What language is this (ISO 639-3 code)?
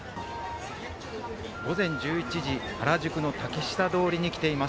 jpn